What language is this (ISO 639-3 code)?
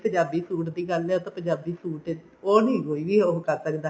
pan